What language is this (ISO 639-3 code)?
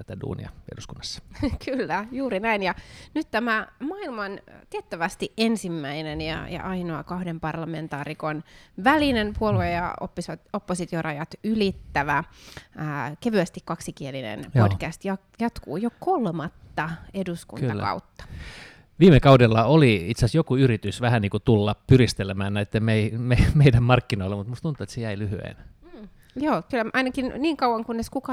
fin